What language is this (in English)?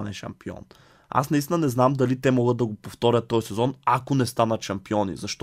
Bulgarian